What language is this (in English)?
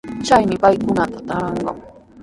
Sihuas Ancash Quechua